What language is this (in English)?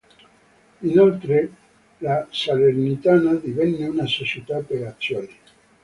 Italian